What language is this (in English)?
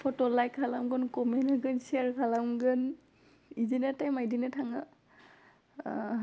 Bodo